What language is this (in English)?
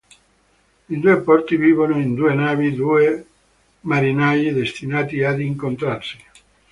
Italian